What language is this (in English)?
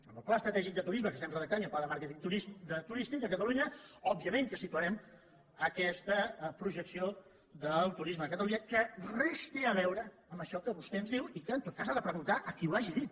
Catalan